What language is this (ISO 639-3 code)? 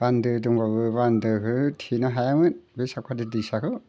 brx